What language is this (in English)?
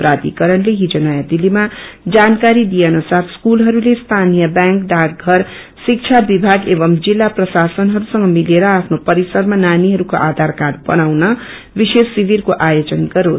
Nepali